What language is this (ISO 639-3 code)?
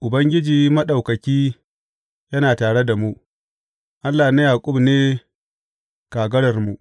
hau